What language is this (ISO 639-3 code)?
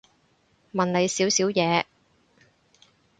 yue